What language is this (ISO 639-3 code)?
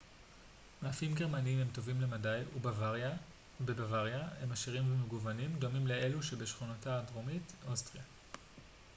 heb